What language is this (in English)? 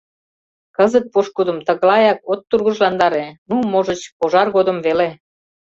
Mari